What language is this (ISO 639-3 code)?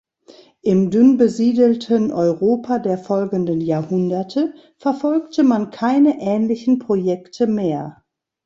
deu